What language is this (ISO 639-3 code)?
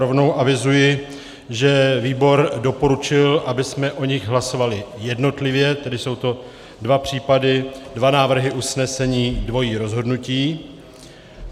ces